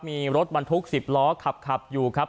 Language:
Thai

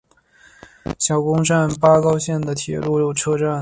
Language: Chinese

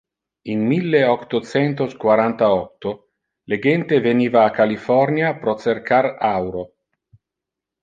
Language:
Interlingua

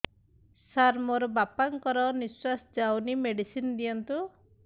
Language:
Odia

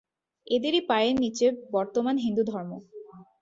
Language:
Bangla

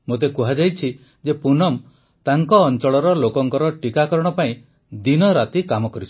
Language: Odia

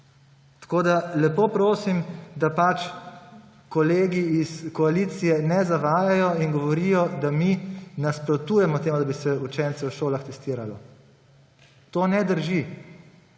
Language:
Slovenian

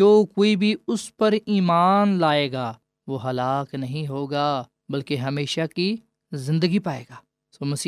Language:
Urdu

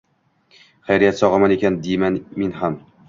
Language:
Uzbek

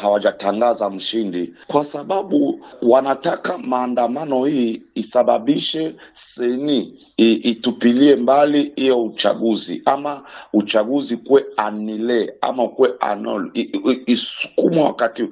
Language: Swahili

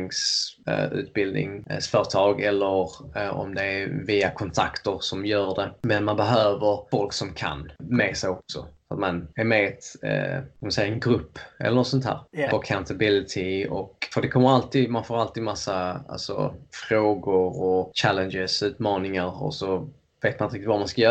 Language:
Swedish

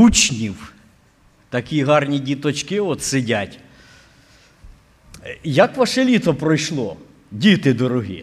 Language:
Ukrainian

